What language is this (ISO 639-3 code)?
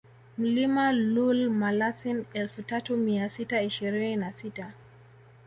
swa